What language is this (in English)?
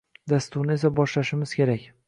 Uzbek